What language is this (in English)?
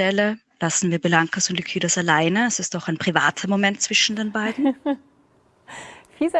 German